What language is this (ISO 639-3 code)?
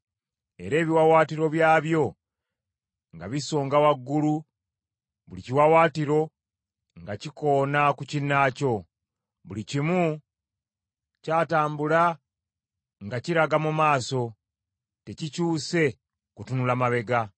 lug